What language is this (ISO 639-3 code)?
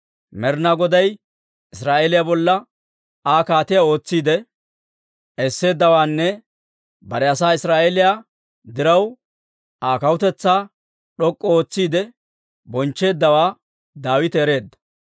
dwr